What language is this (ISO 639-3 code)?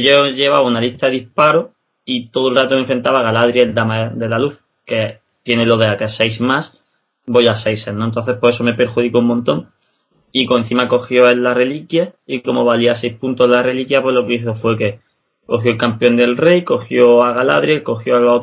spa